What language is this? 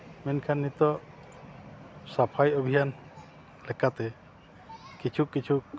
Santali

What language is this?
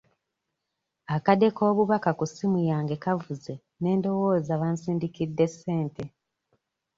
Ganda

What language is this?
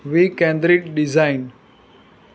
Gujarati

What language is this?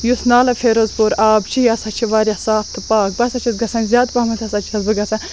Kashmiri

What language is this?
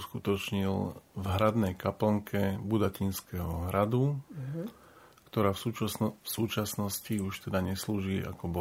Slovak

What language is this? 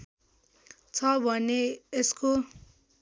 Nepali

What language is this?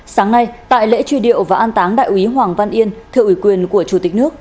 Vietnamese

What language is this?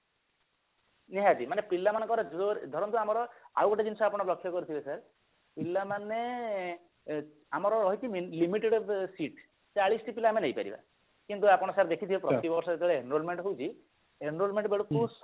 Odia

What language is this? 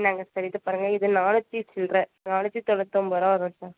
Tamil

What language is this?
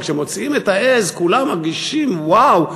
Hebrew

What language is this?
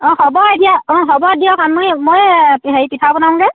Assamese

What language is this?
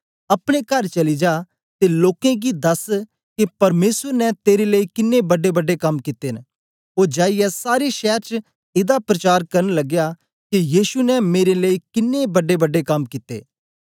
Dogri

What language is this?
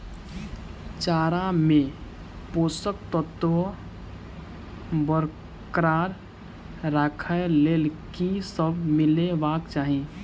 Maithili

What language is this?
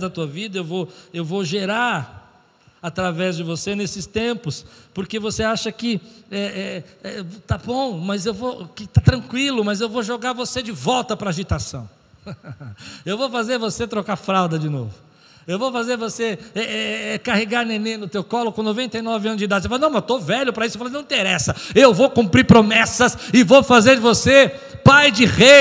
Portuguese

